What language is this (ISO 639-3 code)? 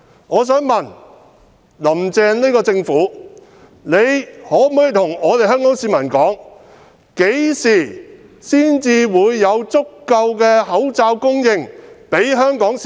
yue